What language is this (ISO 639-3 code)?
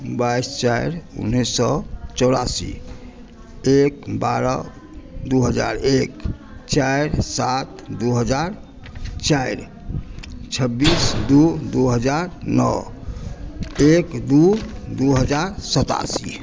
mai